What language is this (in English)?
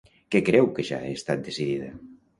Catalan